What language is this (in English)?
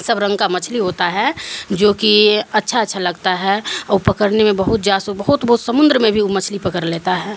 Urdu